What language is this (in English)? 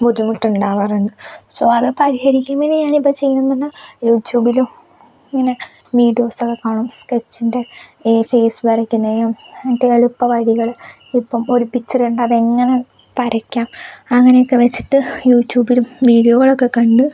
Malayalam